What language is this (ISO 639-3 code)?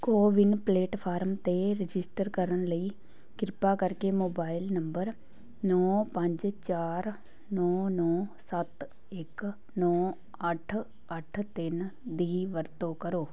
pan